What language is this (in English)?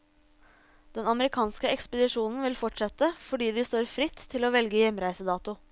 Norwegian